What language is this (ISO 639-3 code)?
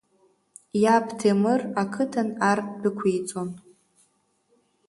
abk